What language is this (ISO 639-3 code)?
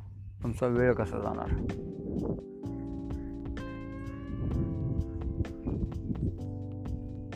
hin